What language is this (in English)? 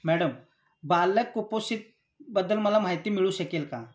Marathi